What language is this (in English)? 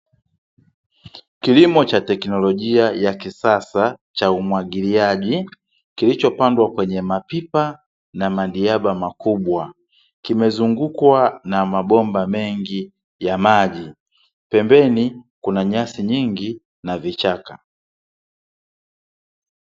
Swahili